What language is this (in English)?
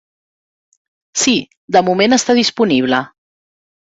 Catalan